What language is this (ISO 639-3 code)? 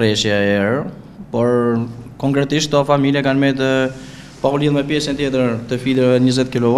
ron